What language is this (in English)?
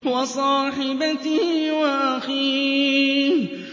Arabic